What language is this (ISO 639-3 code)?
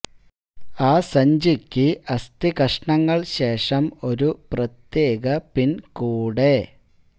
mal